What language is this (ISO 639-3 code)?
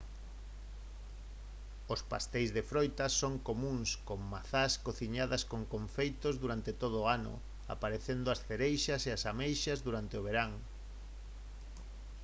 glg